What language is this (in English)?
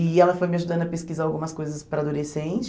Portuguese